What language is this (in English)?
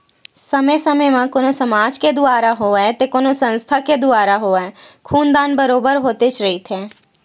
Chhattisgarhi